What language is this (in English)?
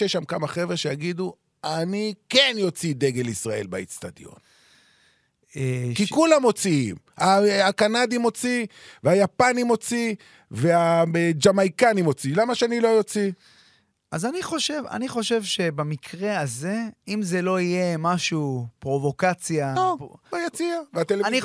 Hebrew